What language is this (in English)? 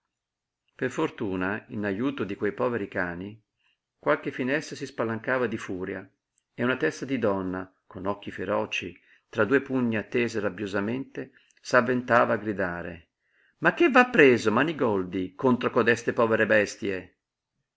Italian